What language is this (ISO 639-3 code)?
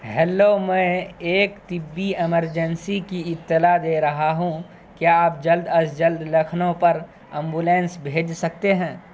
urd